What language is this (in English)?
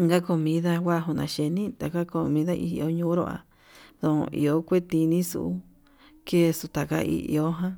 Yutanduchi Mixtec